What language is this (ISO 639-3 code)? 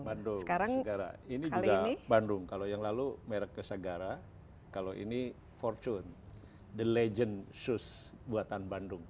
ind